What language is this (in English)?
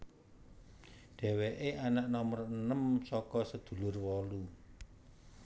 Javanese